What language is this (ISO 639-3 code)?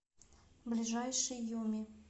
rus